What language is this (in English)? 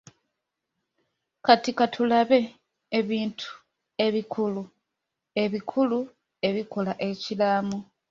Ganda